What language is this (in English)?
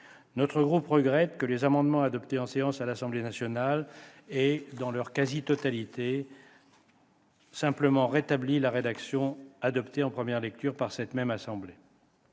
French